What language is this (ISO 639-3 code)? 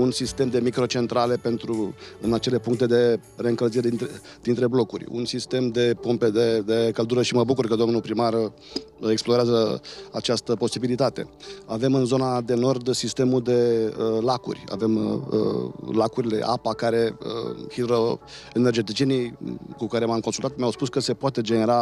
ron